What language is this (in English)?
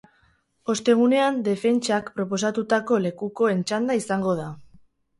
Basque